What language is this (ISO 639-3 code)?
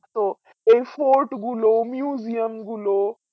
ben